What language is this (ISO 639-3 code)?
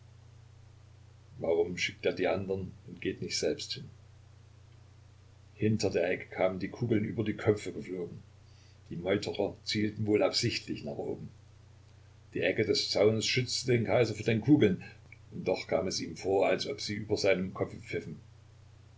deu